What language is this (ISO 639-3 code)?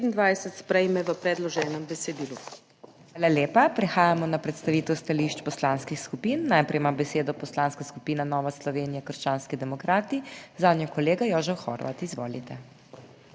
slv